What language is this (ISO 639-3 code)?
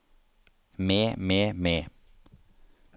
nor